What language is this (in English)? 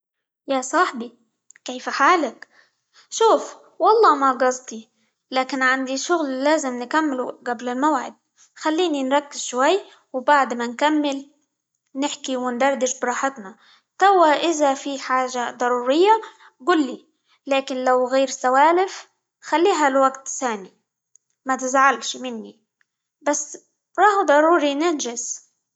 Libyan Arabic